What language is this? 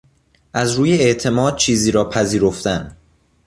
Persian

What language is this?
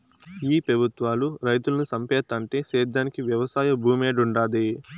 Telugu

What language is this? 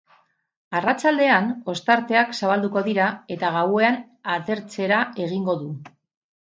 Basque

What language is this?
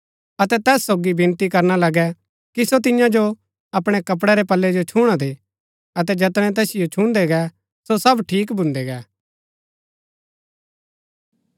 Gaddi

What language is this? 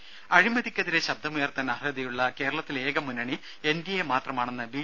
Malayalam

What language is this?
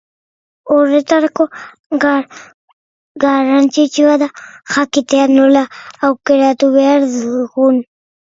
Basque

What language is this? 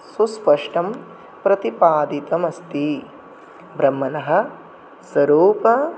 Sanskrit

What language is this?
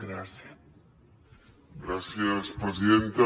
Catalan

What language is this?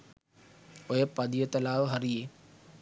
Sinhala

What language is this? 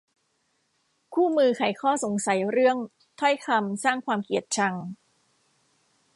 Thai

